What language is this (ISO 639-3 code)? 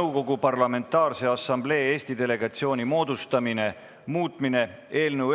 est